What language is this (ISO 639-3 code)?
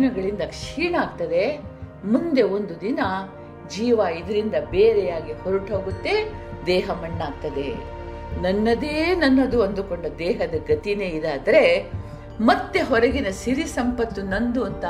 kan